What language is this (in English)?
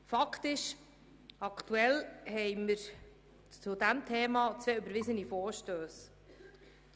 Swiss German